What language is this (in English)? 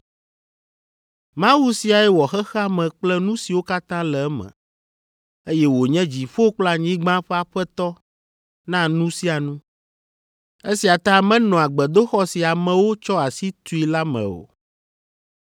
Ewe